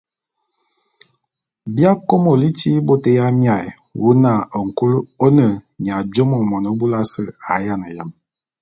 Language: Bulu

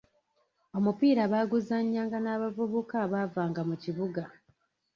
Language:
Ganda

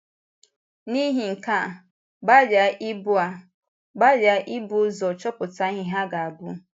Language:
Igbo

